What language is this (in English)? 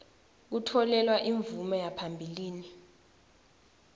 Swati